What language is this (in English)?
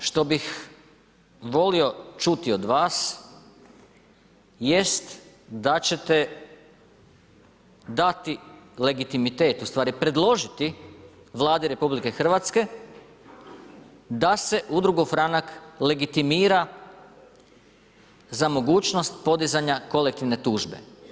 Croatian